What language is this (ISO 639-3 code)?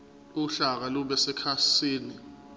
zul